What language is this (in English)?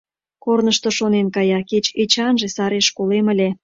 Mari